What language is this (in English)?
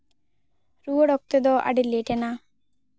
Santali